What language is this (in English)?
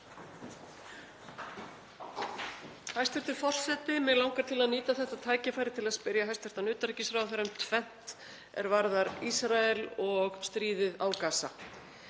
Icelandic